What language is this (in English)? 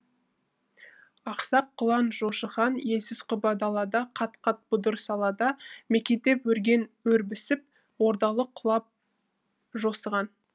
Kazakh